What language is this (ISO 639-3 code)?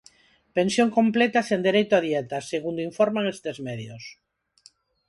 glg